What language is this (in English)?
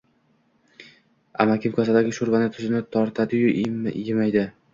Uzbek